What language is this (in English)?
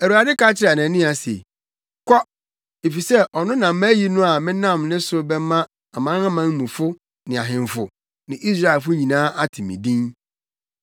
Akan